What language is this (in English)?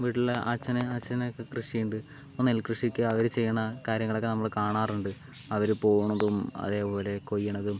Malayalam